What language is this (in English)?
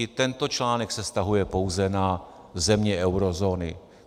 Czech